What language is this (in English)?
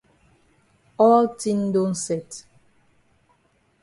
Cameroon Pidgin